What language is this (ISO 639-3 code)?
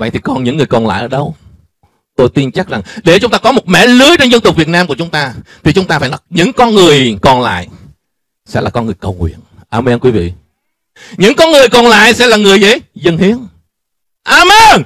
vie